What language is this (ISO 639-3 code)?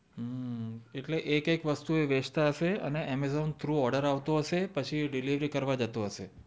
guj